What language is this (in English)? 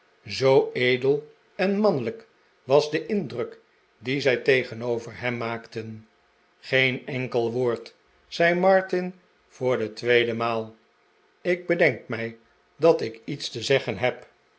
Dutch